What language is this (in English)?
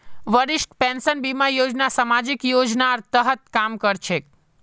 Magahi